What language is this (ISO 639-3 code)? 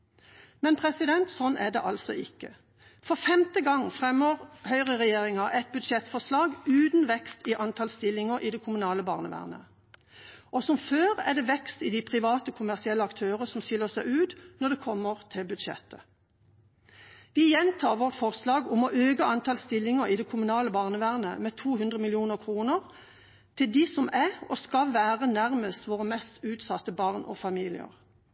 nob